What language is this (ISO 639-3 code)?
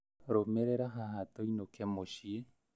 kik